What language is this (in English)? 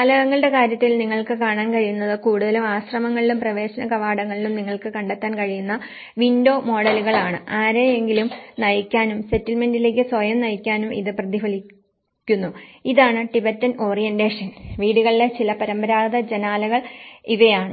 Malayalam